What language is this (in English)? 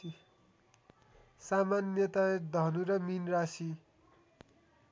Nepali